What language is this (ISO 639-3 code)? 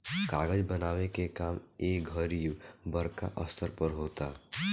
bho